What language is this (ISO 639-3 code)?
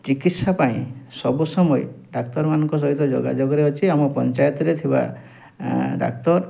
ori